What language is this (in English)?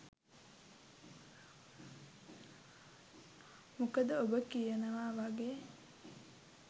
Sinhala